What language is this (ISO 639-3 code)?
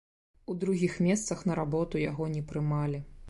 bel